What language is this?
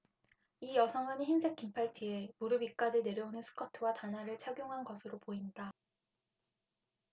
Korean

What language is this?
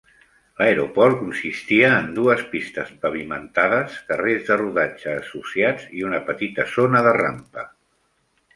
Catalan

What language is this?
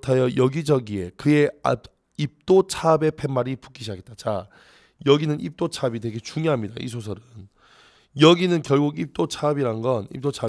Korean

